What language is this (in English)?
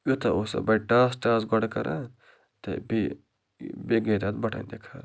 Kashmiri